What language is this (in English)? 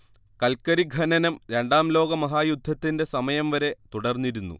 Malayalam